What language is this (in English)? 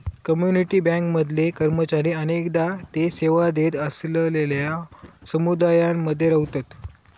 Marathi